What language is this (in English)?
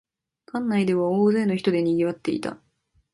Japanese